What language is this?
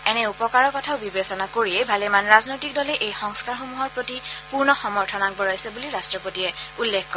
Assamese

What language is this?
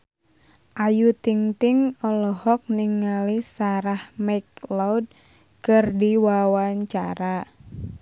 Sundanese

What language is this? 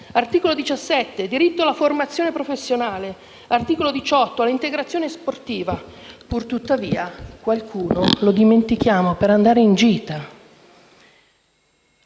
Italian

